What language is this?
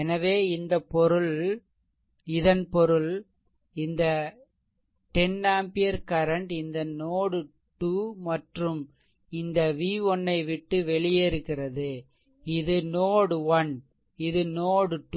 Tamil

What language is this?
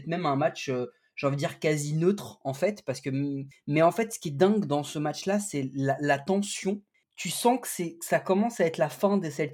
French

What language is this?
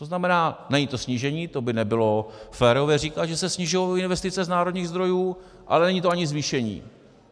Czech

